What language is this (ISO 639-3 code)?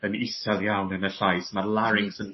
cym